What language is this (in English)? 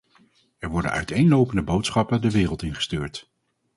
Dutch